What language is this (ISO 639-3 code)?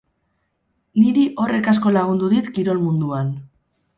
eus